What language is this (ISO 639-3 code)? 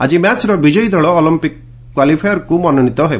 ori